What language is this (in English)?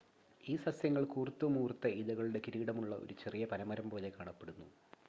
Malayalam